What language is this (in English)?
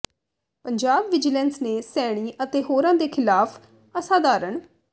Punjabi